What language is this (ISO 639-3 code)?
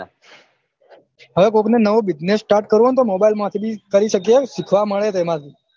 guj